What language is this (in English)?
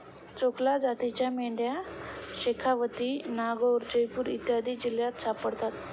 Marathi